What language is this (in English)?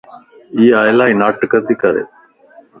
Lasi